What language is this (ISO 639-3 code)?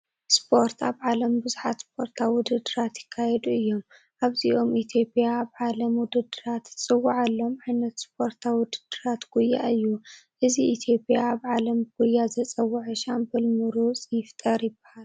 tir